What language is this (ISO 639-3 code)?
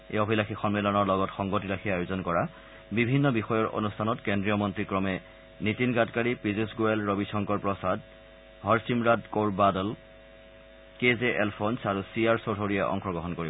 asm